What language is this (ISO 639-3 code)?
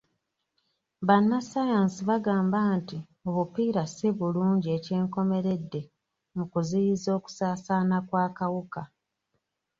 lug